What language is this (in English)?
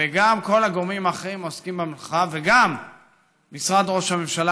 Hebrew